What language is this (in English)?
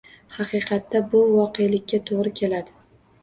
Uzbek